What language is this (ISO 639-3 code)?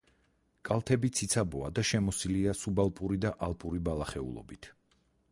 kat